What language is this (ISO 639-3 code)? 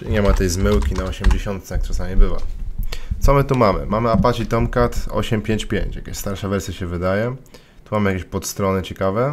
pol